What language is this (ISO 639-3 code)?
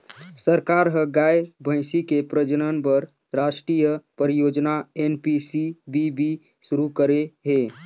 hne